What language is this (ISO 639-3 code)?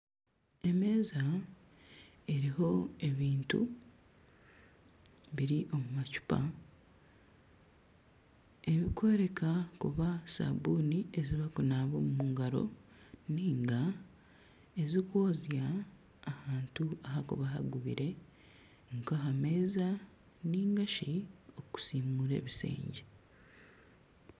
nyn